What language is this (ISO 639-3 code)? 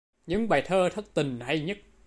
vie